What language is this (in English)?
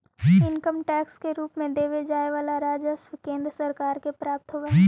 Magahi